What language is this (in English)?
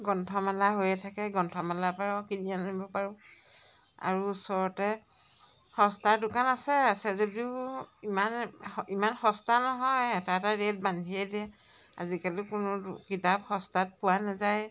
Assamese